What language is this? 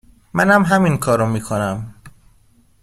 Persian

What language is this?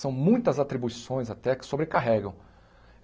Portuguese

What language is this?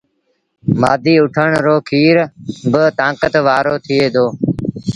Sindhi Bhil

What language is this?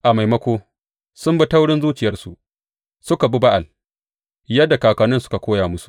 Hausa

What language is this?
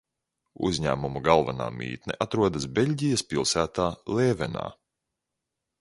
Latvian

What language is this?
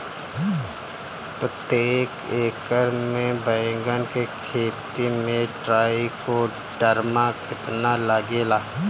Bhojpuri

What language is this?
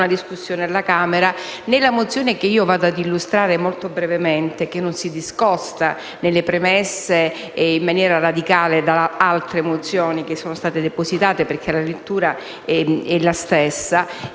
Italian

